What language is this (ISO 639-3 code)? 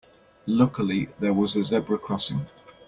eng